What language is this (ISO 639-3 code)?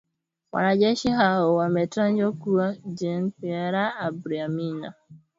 swa